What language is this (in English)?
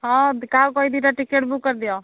Odia